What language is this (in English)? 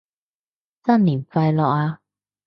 Cantonese